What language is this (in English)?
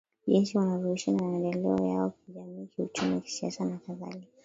Swahili